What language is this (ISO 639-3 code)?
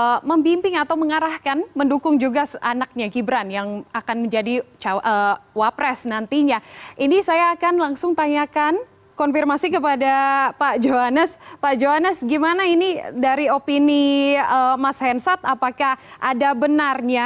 ind